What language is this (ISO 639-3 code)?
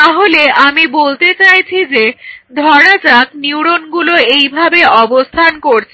ben